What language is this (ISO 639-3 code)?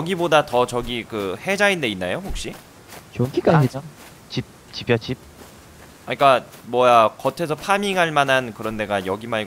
kor